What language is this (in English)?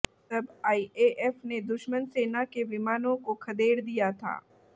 Hindi